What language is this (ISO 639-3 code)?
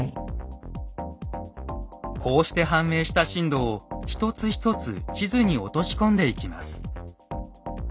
jpn